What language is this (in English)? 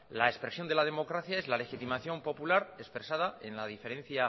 Spanish